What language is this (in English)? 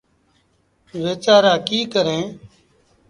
Sindhi Bhil